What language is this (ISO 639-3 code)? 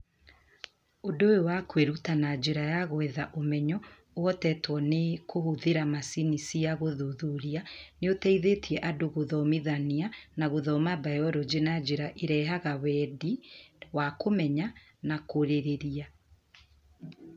kik